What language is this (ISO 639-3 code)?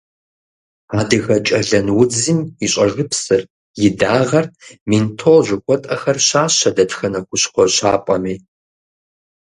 kbd